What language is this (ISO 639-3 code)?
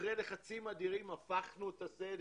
heb